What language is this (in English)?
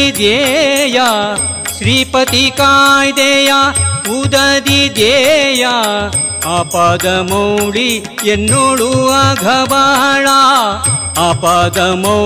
Kannada